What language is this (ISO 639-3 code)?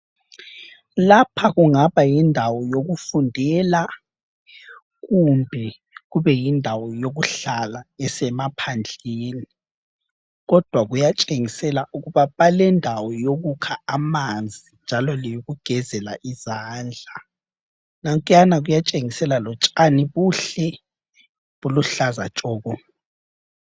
nde